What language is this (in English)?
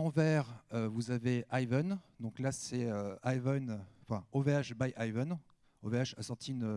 French